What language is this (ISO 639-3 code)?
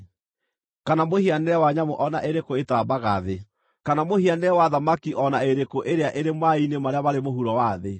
kik